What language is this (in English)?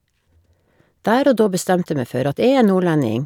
Norwegian